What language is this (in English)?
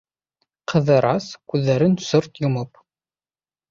Bashkir